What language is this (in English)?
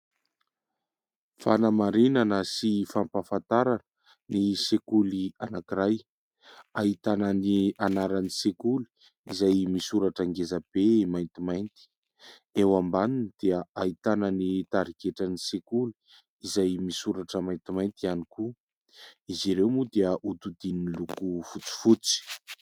Malagasy